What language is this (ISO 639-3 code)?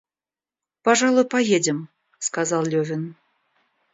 rus